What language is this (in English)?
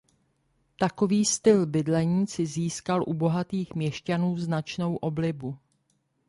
Czech